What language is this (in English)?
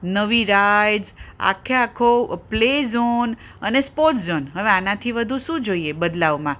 Gujarati